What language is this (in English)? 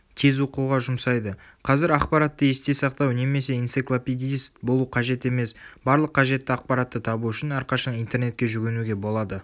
Kazakh